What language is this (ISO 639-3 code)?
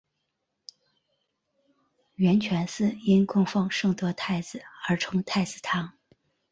zho